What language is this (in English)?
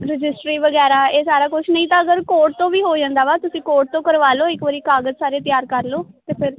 Punjabi